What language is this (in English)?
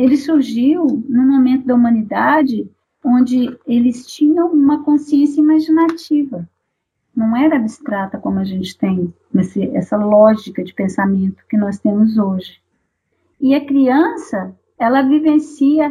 Portuguese